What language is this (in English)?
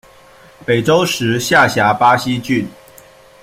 Chinese